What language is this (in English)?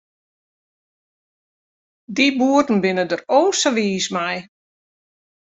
Western Frisian